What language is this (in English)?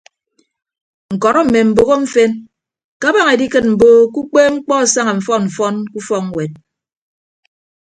Ibibio